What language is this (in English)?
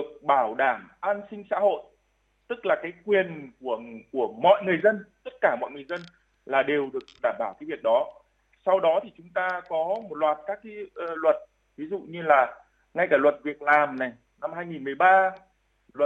Vietnamese